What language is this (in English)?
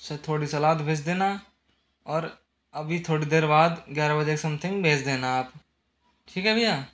Hindi